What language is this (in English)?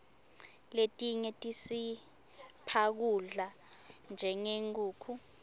Swati